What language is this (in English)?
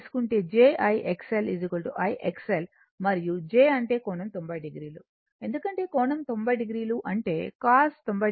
Telugu